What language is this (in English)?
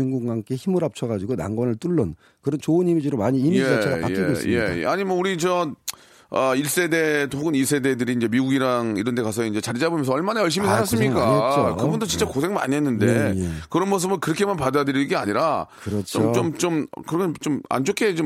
Korean